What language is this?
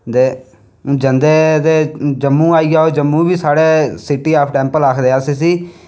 Dogri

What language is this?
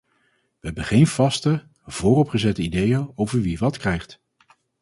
Dutch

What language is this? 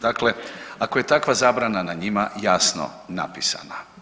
Croatian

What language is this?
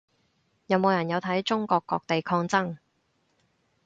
Cantonese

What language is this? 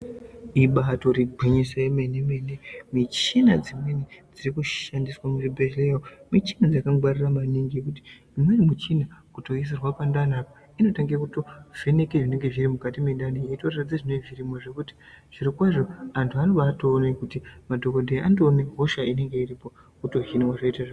Ndau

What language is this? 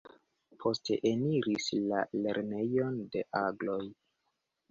Esperanto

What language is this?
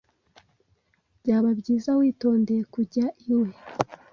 Kinyarwanda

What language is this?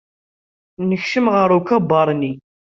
Kabyle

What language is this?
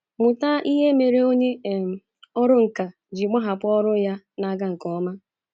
Igbo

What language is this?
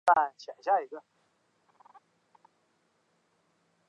Chinese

